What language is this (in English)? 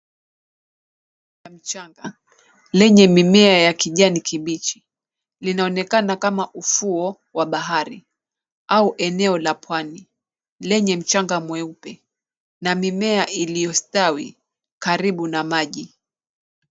Swahili